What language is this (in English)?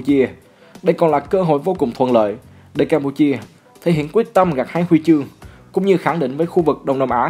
Vietnamese